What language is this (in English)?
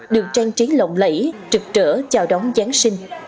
Vietnamese